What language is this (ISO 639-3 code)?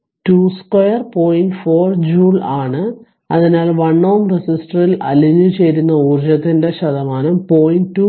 mal